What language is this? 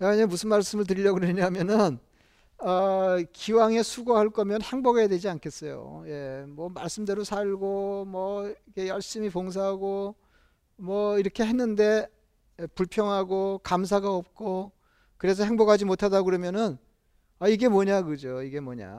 Korean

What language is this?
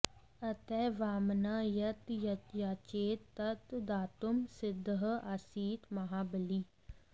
Sanskrit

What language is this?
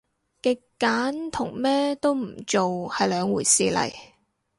Cantonese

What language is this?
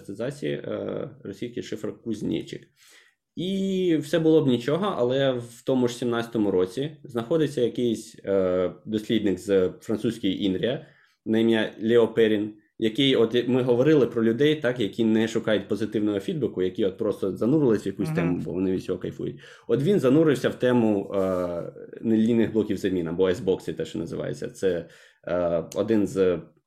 Ukrainian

